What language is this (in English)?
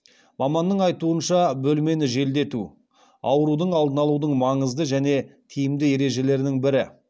Kazakh